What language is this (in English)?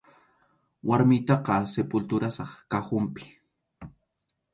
Arequipa-La Unión Quechua